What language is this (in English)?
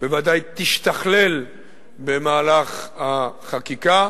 Hebrew